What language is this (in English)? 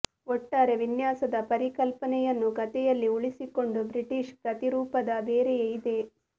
Kannada